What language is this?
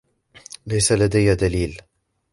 Arabic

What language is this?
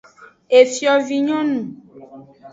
Aja (Benin)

